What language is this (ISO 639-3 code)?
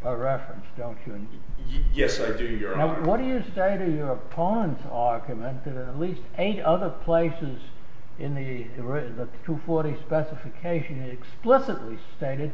eng